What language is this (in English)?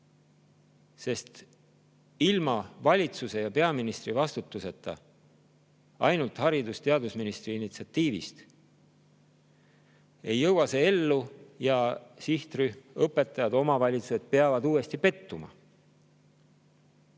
Estonian